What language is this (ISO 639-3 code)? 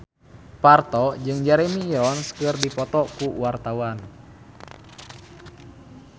sun